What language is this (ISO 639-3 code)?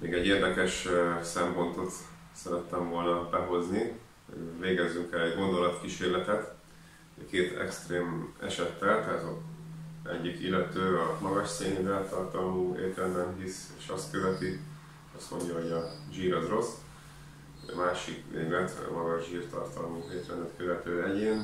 hun